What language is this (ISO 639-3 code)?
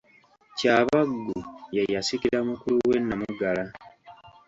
lug